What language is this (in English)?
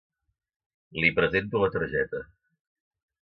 Catalan